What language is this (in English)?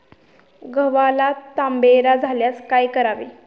Marathi